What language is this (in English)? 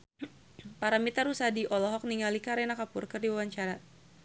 Sundanese